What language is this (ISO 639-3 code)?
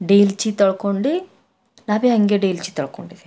kan